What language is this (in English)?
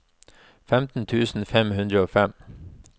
Norwegian